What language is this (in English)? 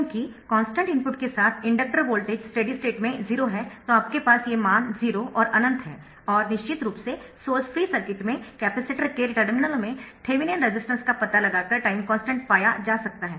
Hindi